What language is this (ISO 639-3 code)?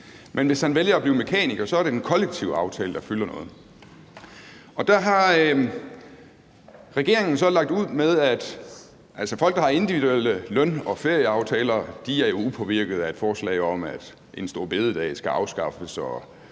dan